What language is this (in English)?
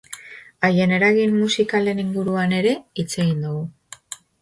Basque